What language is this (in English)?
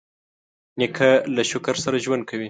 Pashto